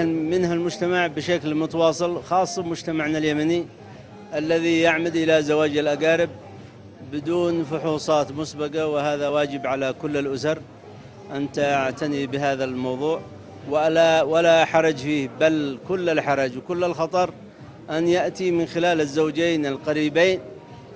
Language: Arabic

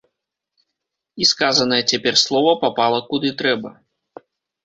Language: Belarusian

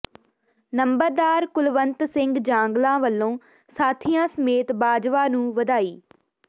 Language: Punjabi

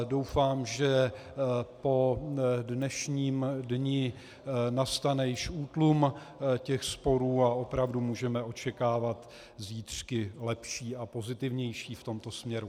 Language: Czech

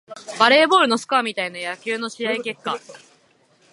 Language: Japanese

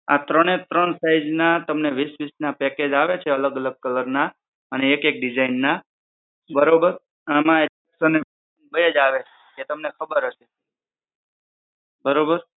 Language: Gujarati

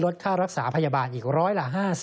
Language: Thai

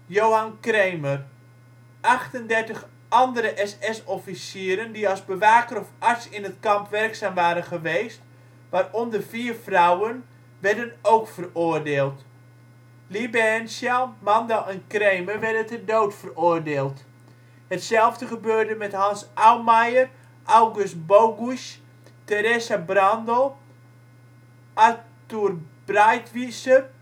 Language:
Dutch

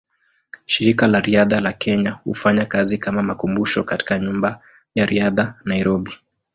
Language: Swahili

